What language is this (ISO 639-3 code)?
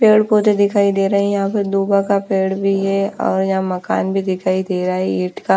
hin